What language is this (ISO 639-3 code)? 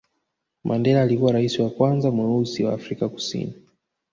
swa